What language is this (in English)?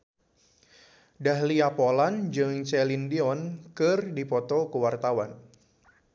Sundanese